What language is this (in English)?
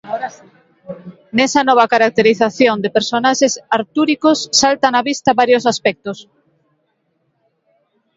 Galician